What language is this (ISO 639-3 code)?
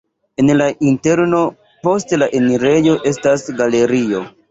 epo